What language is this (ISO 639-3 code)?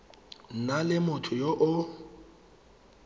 tsn